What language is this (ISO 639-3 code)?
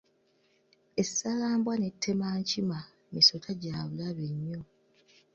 lug